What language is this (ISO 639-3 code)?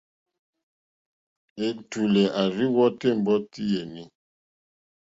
bri